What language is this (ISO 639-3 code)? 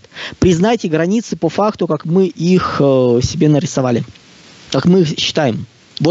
rus